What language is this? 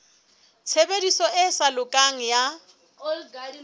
Southern Sotho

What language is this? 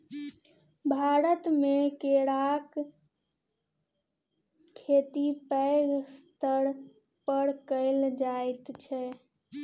Maithili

